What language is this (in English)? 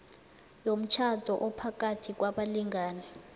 South Ndebele